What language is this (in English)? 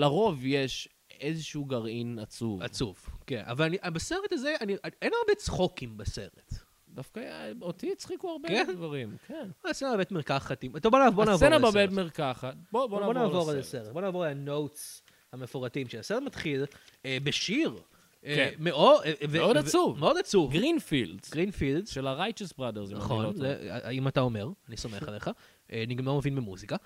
Hebrew